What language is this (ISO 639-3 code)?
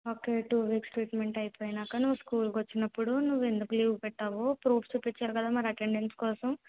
tel